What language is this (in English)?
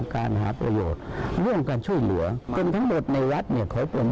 Thai